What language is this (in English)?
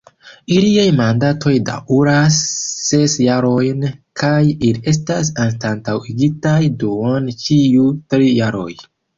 Esperanto